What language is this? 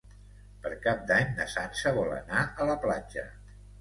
Catalan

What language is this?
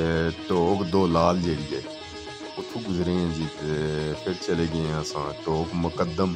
Punjabi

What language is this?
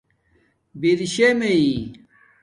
Domaaki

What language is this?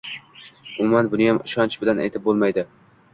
Uzbek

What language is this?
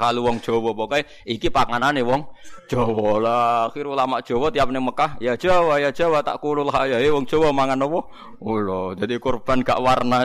Indonesian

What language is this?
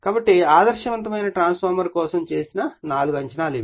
Telugu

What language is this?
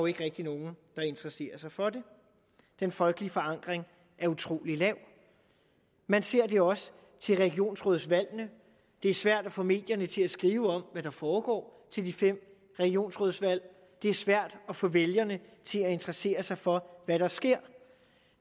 Danish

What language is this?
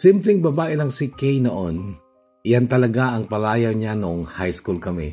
Filipino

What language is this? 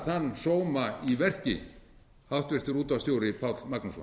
Icelandic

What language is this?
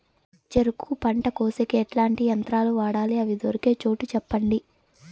Telugu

